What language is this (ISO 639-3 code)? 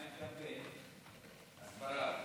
heb